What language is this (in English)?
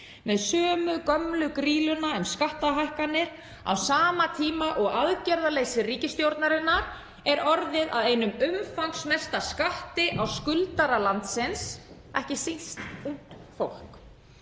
Icelandic